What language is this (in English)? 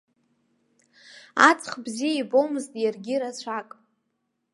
Abkhazian